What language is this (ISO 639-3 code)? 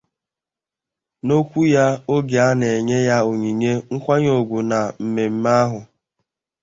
ibo